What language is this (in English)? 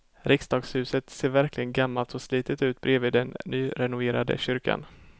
Swedish